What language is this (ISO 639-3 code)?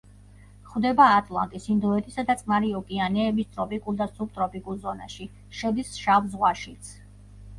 kat